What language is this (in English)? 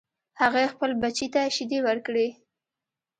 Pashto